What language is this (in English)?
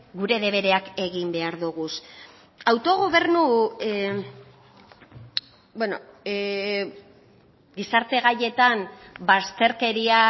Basque